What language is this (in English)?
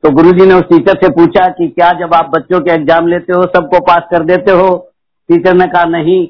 Hindi